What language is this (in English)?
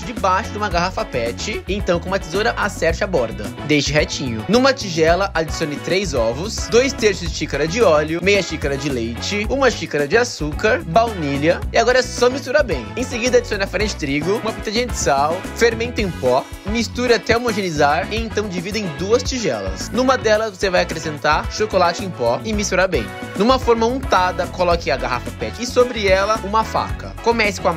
Portuguese